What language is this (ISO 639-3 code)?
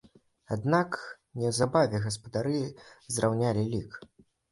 bel